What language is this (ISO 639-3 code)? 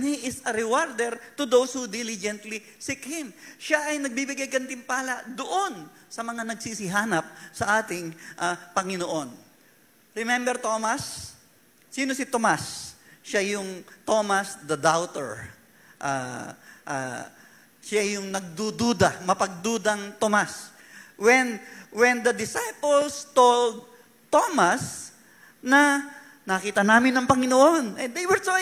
fil